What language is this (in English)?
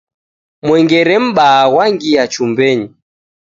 Taita